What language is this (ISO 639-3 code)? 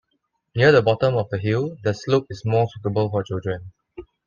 eng